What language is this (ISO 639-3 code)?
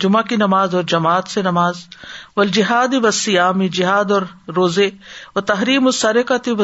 urd